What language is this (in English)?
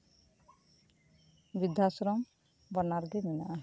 Santali